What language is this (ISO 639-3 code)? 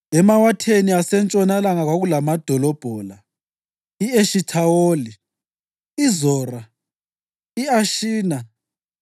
nde